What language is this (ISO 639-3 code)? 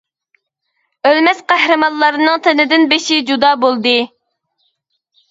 uig